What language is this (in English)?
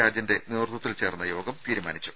Malayalam